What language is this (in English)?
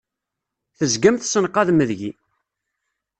Kabyle